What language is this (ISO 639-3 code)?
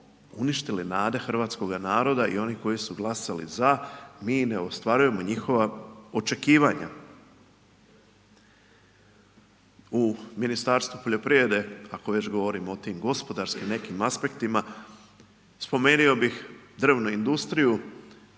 hrv